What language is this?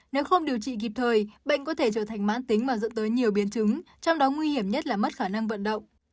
Vietnamese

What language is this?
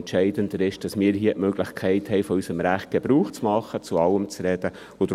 Swiss German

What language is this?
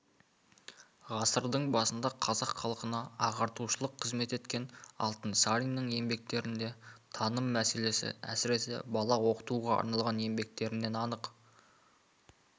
Kazakh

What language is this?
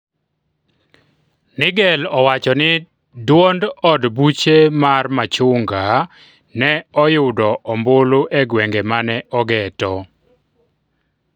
Luo (Kenya and Tanzania)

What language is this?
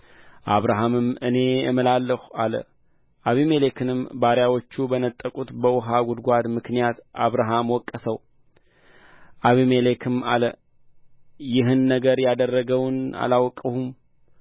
Amharic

